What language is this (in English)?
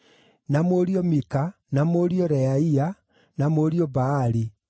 Kikuyu